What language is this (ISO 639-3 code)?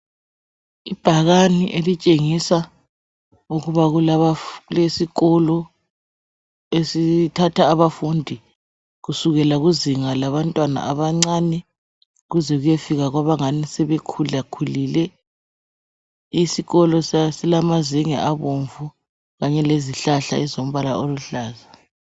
nde